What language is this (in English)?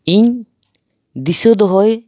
Santali